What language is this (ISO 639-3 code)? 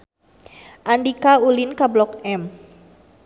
sun